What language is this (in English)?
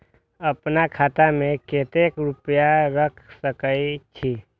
Maithili